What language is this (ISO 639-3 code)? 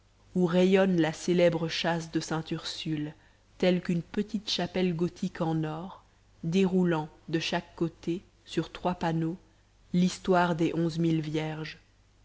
fra